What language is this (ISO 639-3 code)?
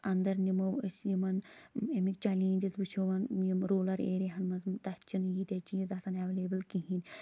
kas